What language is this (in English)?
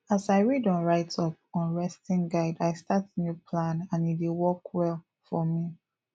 Nigerian Pidgin